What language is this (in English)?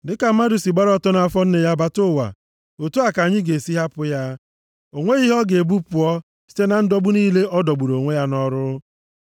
Igbo